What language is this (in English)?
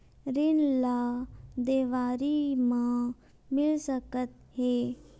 Chhattisgarhi